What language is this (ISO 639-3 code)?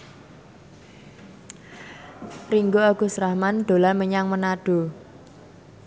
jav